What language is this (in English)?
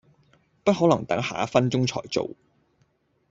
Cantonese